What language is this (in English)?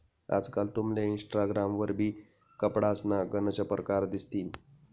Marathi